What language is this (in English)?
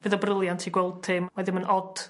Welsh